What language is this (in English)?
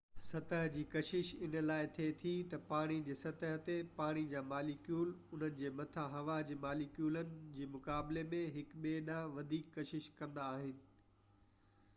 Sindhi